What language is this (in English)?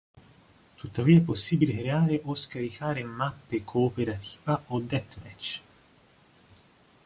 Italian